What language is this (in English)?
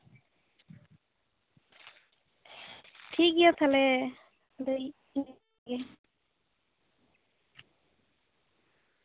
Santali